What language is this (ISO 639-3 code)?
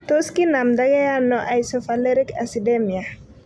kln